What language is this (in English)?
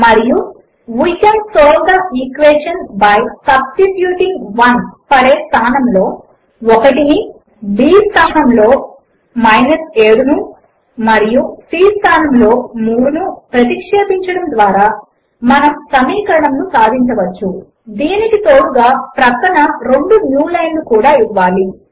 Telugu